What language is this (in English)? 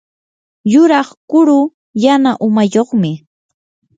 Yanahuanca Pasco Quechua